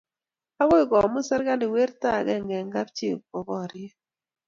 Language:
Kalenjin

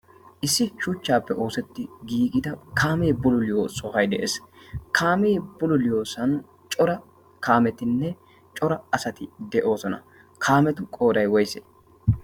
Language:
Wolaytta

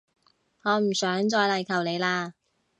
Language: Cantonese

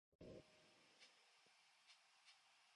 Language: Korean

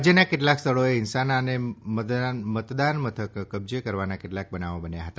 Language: Gujarati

